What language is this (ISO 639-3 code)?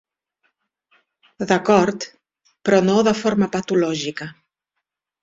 cat